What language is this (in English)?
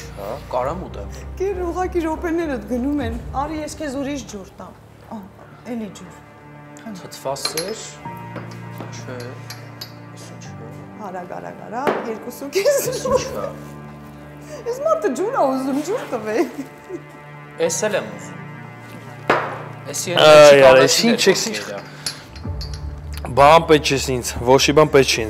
Romanian